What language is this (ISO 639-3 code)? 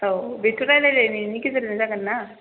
brx